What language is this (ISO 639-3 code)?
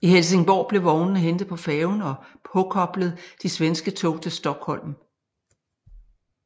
dan